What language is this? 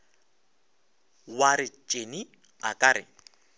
Northern Sotho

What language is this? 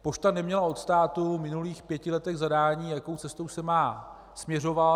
Czech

